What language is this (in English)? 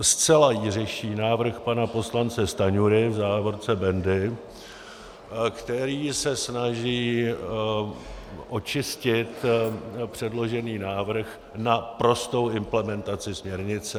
Czech